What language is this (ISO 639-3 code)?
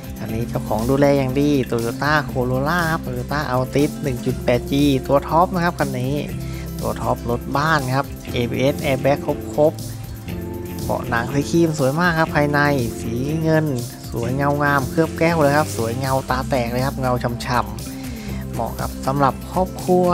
tha